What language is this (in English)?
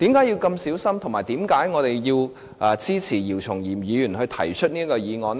Cantonese